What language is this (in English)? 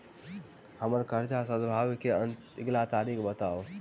Maithili